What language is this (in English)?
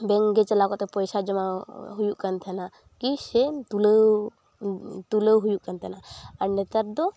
Santali